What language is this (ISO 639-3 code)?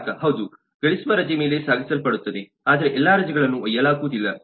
kan